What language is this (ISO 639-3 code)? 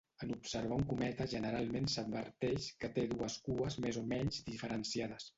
cat